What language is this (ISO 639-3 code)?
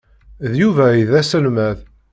kab